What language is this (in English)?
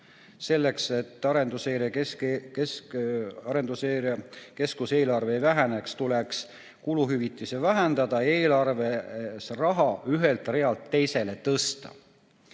Estonian